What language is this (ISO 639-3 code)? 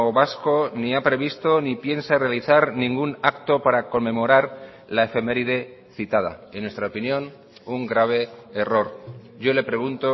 spa